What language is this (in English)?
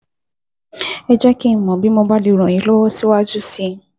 Yoruba